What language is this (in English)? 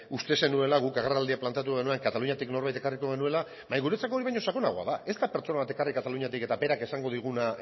Basque